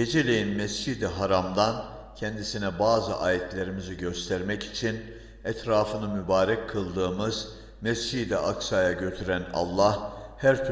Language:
Turkish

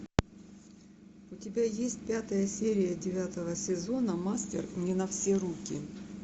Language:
Russian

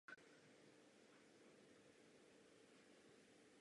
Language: Czech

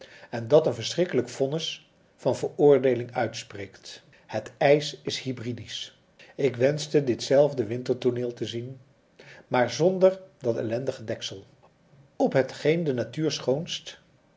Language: Dutch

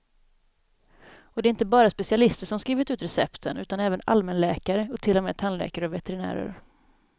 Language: Swedish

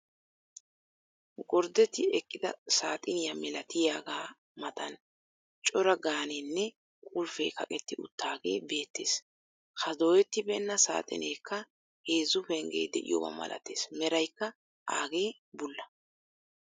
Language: Wolaytta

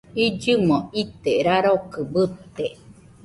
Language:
Nüpode Huitoto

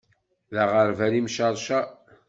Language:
Kabyle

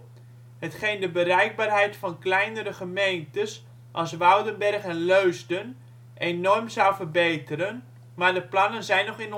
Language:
Dutch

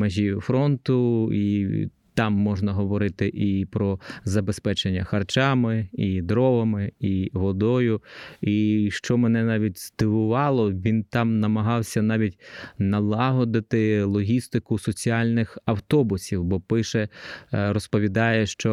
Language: Ukrainian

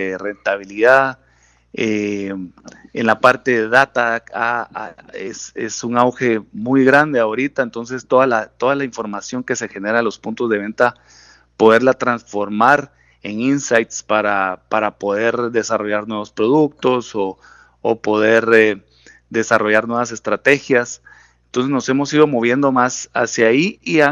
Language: Spanish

